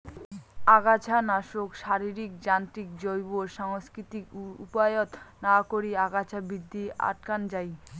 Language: Bangla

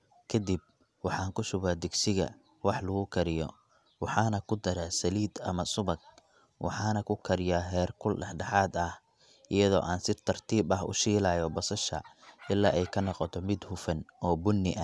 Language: Somali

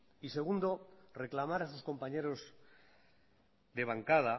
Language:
Spanish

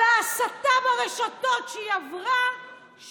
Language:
Hebrew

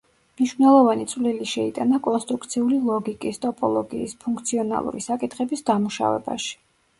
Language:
Georgian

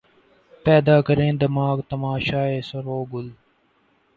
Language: Urdu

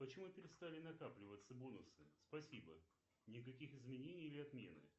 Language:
Russian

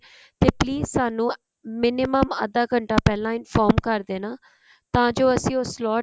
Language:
Punjabi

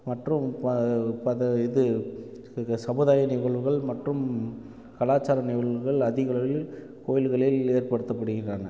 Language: Tamil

